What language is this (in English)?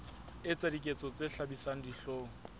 Southern Sotho